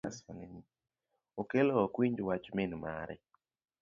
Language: Luo (Kenya and Tanzania)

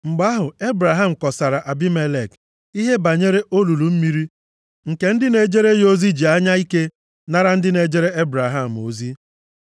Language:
Igbo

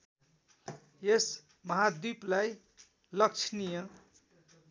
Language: Nepali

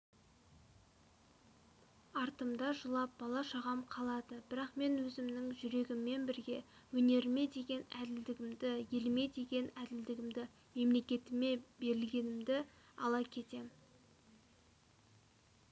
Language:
Kazakh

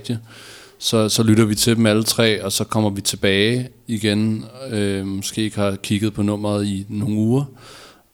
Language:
Danish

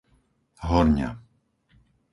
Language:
Slovak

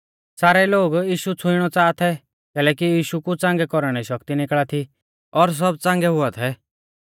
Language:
Mahasu Pahari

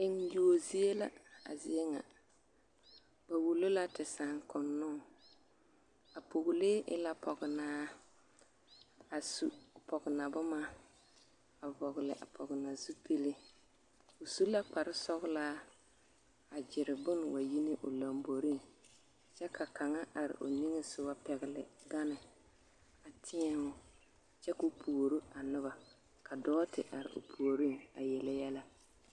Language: Southern Dagaare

